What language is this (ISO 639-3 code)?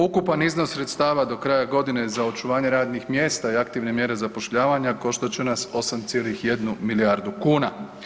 hrv